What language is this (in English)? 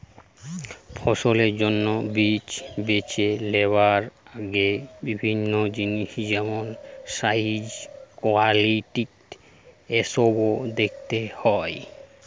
Bangla